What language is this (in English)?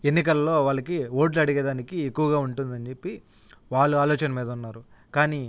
Telugu